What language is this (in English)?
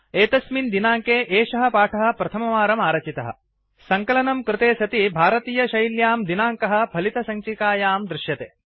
Sanskrit